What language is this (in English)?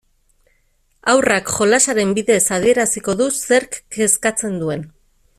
Basque